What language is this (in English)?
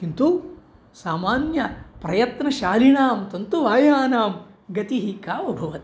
Sanskrit